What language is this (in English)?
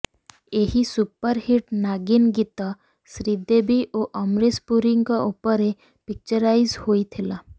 Odia